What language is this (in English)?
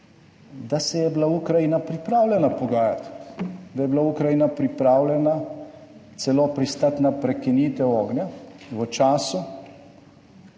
Slovenian